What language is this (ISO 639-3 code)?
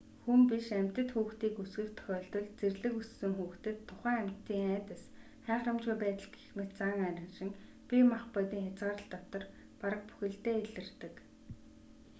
mon